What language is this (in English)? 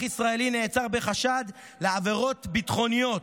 Hebrew